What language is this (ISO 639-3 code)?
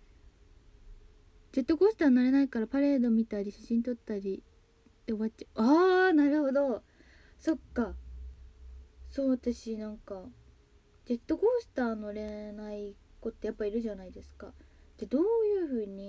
jpn